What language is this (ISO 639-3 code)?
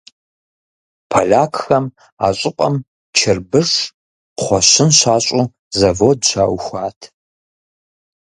kbd